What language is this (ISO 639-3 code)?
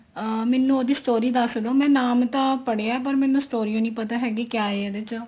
pan